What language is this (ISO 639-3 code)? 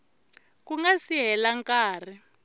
tso